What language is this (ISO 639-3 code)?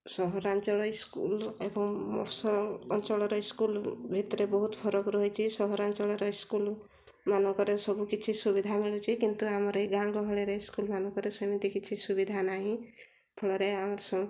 ori